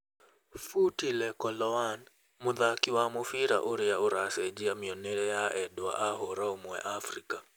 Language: Kikuyu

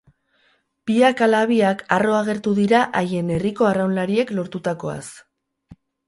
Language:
Basque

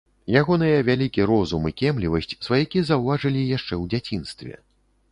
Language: Belarusian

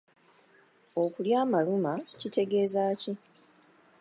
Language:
Ganda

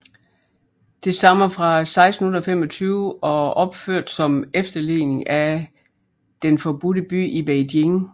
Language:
Danish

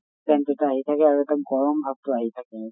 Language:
Assamese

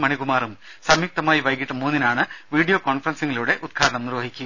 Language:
Malayalam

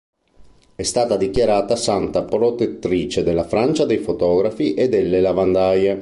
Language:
Italian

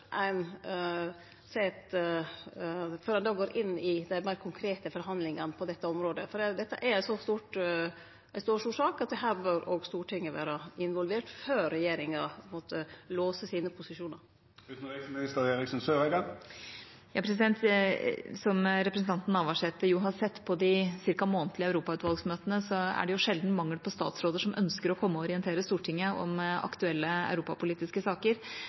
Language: Norwegian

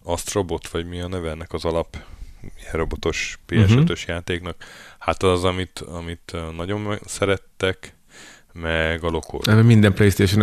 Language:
Hungarian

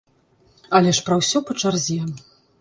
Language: Belarusian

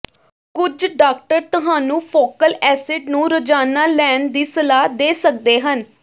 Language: Punjabi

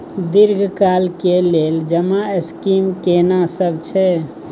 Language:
Maithili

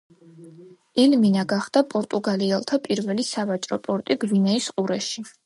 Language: Georgian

